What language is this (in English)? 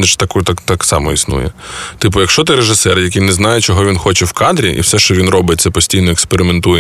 Ukrainian